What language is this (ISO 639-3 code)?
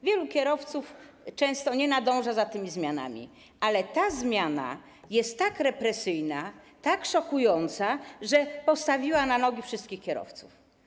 pol